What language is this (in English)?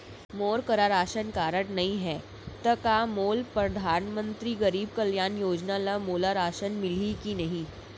Chhattisgarhi